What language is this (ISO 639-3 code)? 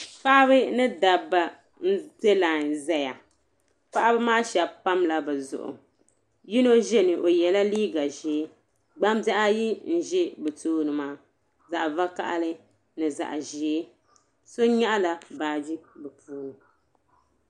dag